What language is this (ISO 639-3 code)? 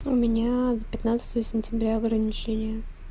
rus